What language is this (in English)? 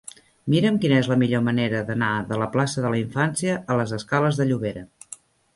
Catalan